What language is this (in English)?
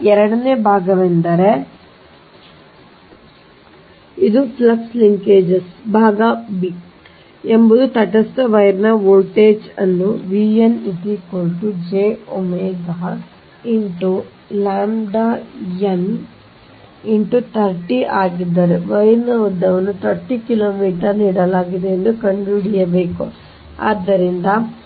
Kannada